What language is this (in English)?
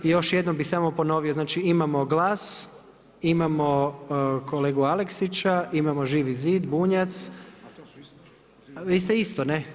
Croatian